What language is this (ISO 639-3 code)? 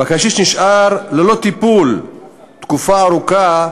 heb